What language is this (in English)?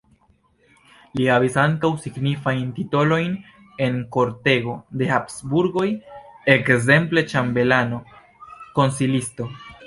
Esperanto